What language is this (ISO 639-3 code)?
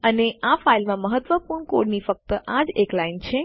guj